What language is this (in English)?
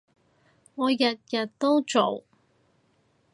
Cantonese